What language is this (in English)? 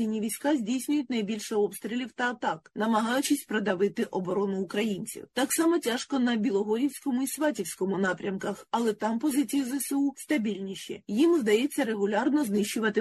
Ukrainian